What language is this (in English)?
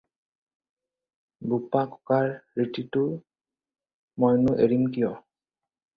Assamese